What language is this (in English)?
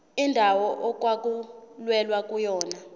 Zulu